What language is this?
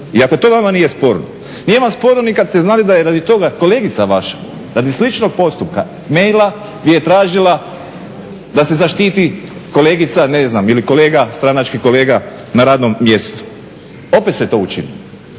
Croatian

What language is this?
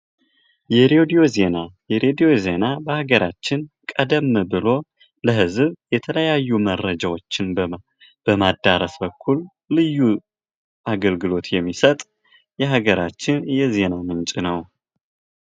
Amharic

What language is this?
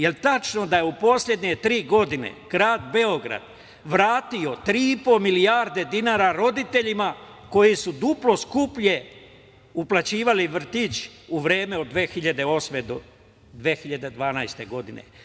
Serbian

